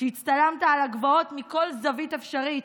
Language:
Hebrew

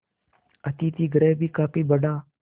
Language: Hindi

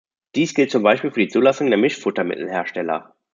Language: German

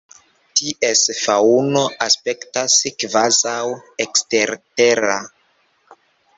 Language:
Esperanto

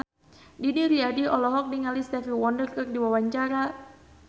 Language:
Sundanese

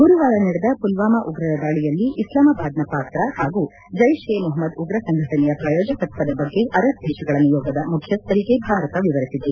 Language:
Kannada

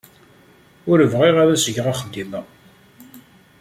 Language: Kabyle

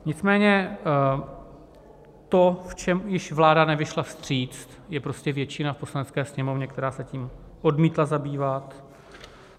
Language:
Czech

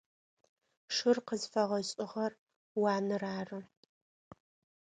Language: Adyghe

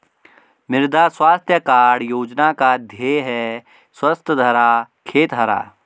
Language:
Hindi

